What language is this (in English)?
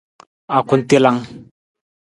Nawdm